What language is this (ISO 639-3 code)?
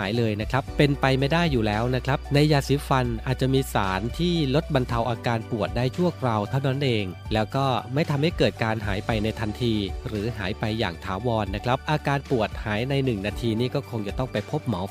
tha